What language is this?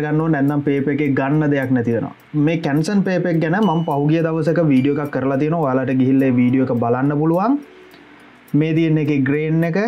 Thai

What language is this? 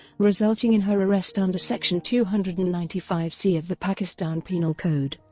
English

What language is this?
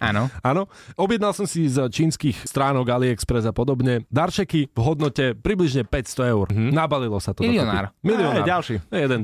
Slovak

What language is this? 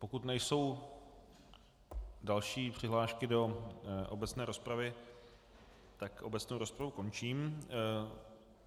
Czech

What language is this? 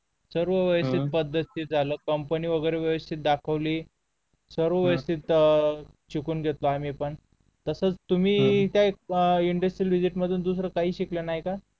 Marathi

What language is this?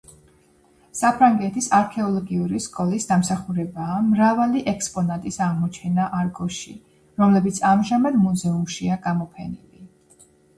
Georgian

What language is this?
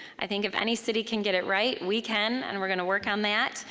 English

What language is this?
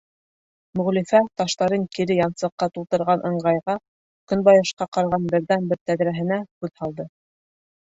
Bashkir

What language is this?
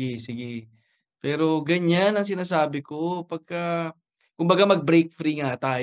Filipino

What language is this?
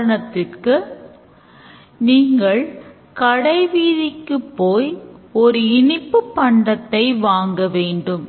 Tamil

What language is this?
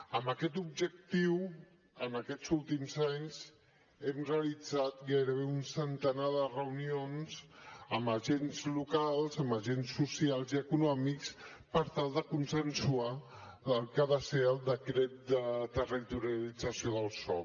Catalan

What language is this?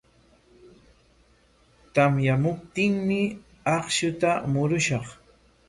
Corongo Ancash Quechua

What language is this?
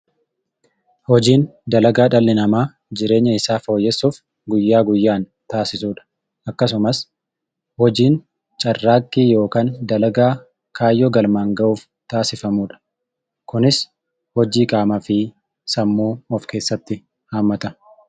Oromo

